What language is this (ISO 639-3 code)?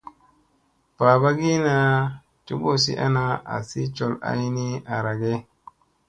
mse